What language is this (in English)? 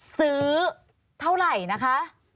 Thai